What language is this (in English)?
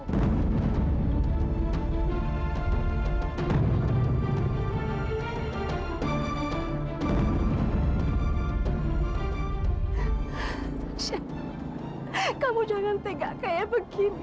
Indonesian